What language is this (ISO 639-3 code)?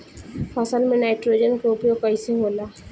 bho